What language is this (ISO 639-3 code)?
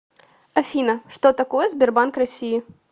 rus